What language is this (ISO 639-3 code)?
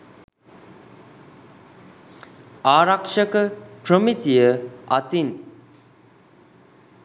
sin